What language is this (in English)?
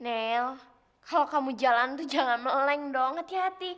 Indonesian